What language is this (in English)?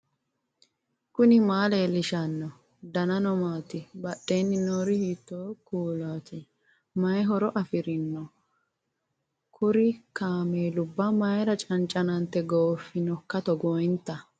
Sidamo